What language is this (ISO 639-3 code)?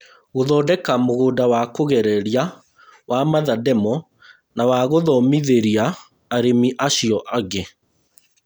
kik